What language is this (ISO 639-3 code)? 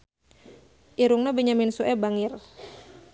sun